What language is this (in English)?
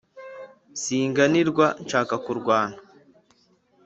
Kinyarwanda